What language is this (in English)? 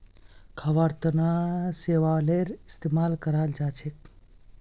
Magahi